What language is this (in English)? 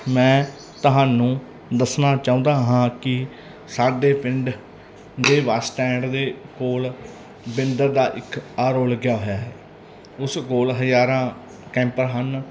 Punjabi